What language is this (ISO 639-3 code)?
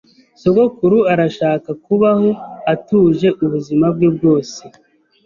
kin